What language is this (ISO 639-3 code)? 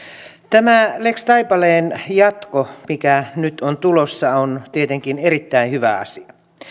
fin